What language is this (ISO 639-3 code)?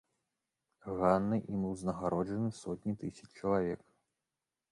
bel